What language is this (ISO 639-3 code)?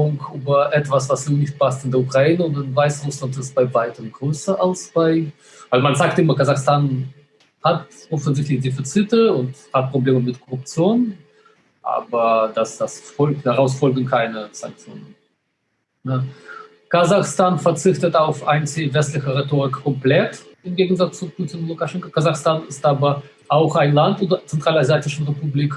deu